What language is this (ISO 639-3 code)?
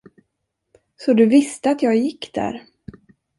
swe